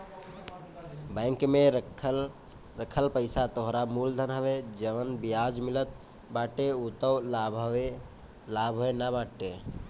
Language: Bhojpuri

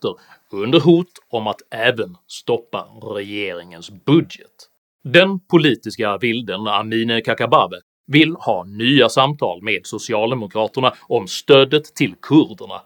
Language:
Swedish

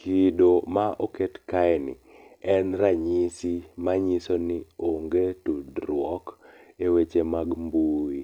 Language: Luo (Kenya and Tanzania)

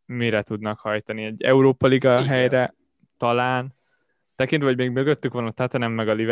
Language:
Hungarian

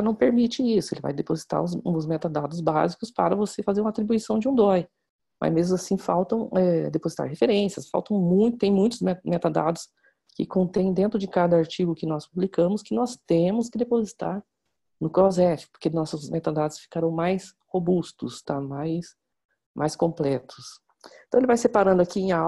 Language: Portuguese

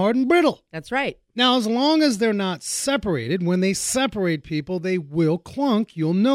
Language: English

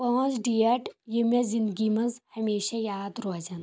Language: Kashmiri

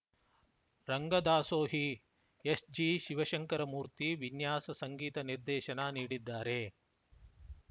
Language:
Kannada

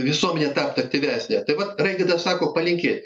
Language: Lithuanian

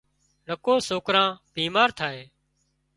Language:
Wadiyara Koli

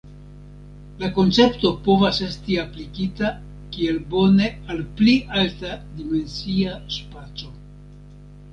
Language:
Esperanto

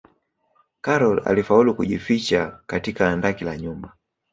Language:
Swahili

